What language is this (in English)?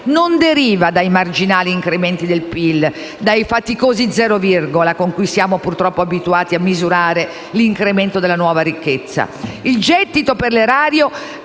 Italian